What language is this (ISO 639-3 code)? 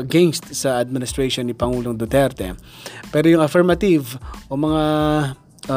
fil